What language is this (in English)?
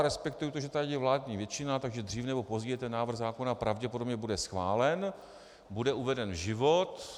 Czech